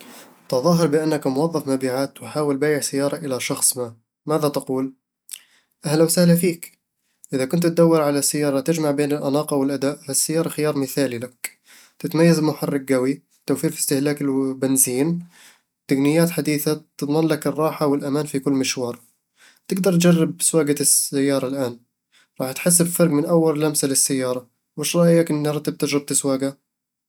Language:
Eastern Egyptian Bedawi Arabic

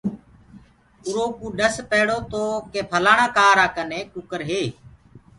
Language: Gurgula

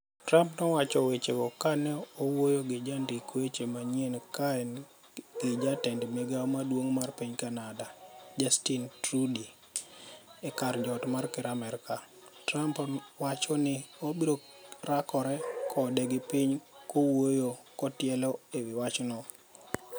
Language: Luo (Kenya and Tanzania)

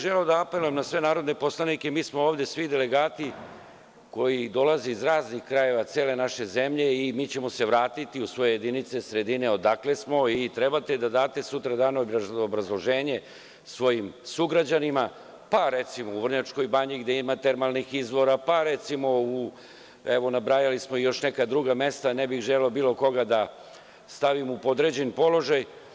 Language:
Serbian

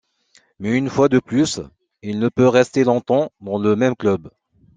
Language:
French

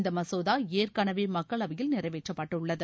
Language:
Tamil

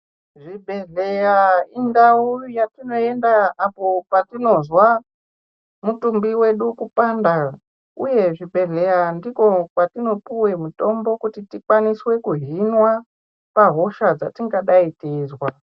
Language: Ndau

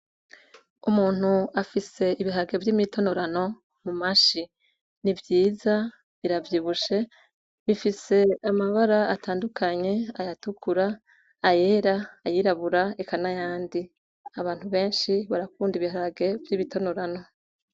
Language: Rundi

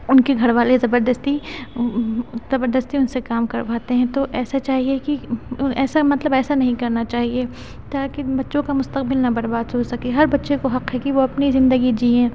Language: Urdu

